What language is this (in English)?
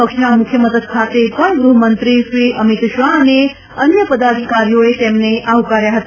Gujarati